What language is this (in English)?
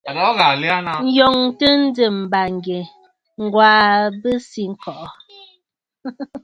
Bafut